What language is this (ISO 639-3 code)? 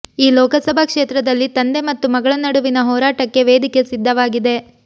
kan